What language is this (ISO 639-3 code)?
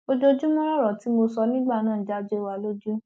yor